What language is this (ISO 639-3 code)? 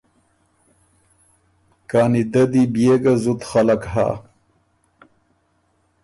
oru